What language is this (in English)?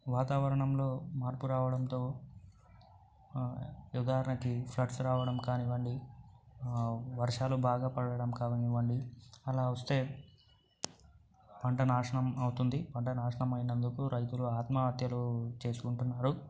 Telugu